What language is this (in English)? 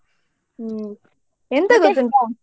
Kannada